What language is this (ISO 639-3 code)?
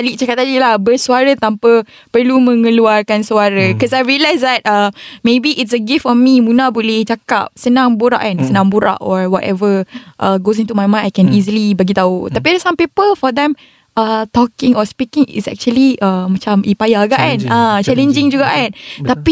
msa